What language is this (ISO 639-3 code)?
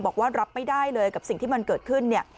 tha